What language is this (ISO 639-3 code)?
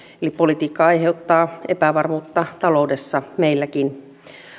fin